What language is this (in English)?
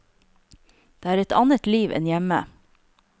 Norwegian